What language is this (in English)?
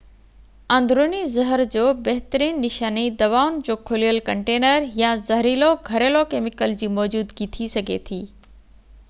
Sindhi